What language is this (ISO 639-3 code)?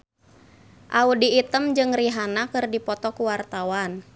sun